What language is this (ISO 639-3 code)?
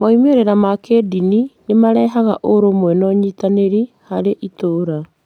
kik